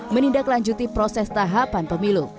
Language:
Indonesian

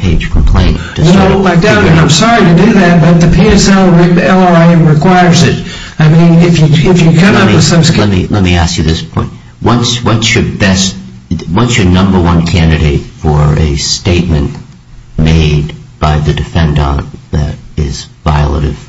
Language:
English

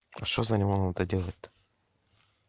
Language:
Russian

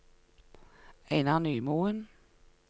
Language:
Norwegian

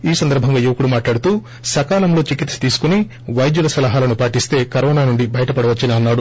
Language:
Telugu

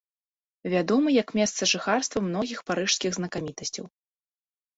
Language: Belarusian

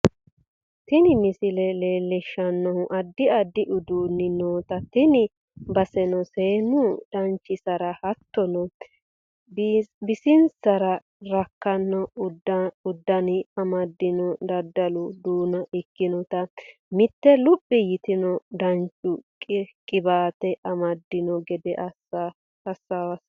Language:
Sidamo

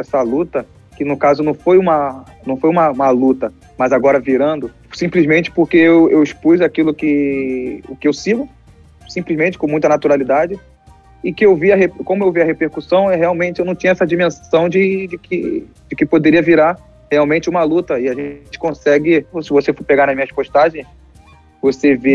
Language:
Portuguese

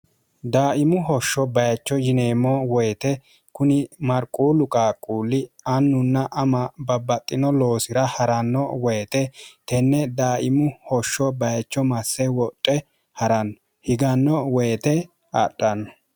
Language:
Sidamo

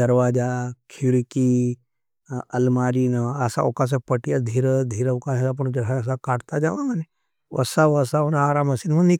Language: Nimadi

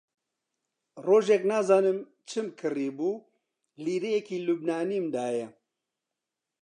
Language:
Central Kurdish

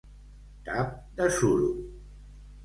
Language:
Catalan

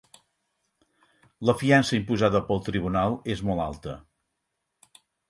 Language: Catalan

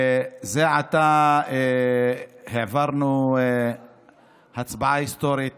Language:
Hebrew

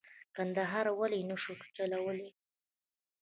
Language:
Pashto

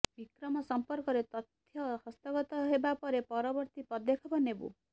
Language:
Odia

